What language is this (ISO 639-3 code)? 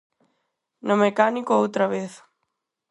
glg